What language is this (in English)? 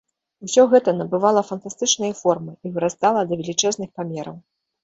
Belarusian